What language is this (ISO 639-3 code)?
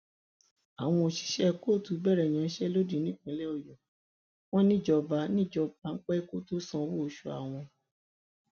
yor